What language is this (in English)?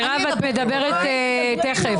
Hebrew